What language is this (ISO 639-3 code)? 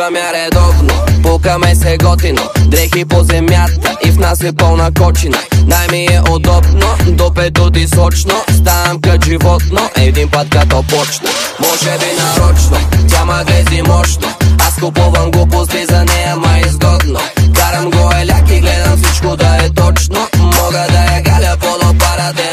bul